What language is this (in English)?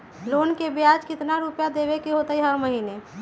Magahi